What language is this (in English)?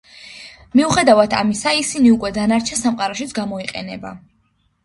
Georgian